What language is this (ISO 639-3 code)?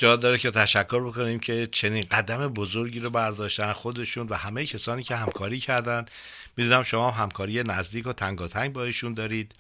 fas